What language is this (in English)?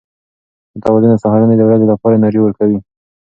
Pashto